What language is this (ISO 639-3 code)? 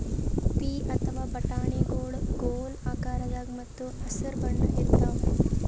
kan